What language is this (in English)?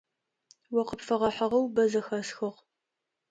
Adyghe